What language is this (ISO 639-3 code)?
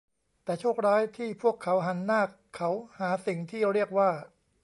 tha